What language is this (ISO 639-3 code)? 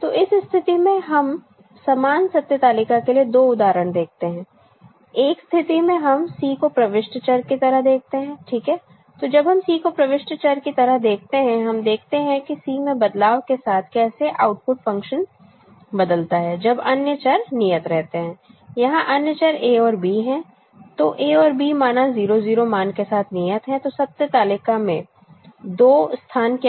hin